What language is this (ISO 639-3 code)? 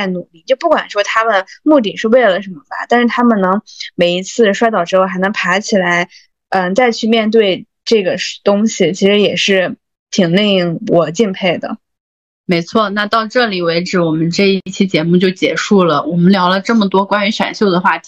zho